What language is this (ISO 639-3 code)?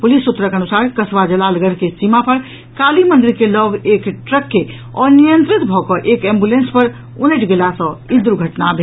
mai